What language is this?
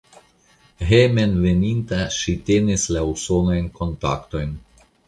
Esperanto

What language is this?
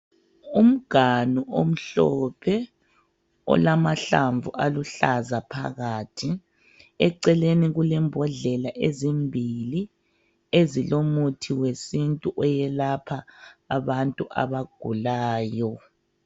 North Ndebele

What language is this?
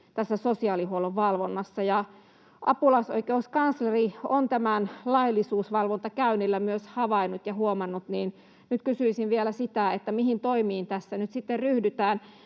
Finnish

